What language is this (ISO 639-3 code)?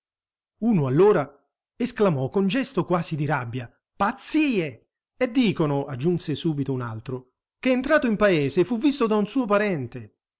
ita